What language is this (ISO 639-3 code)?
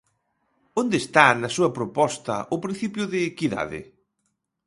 glg